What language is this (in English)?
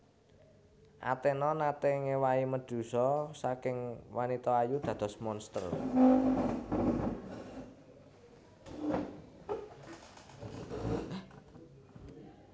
Javanese